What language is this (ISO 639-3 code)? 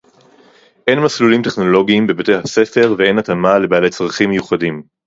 heb